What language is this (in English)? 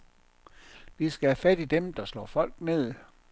Danish